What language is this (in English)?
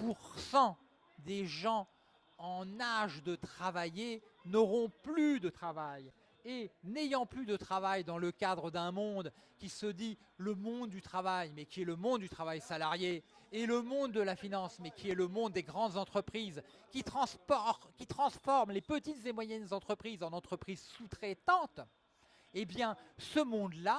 French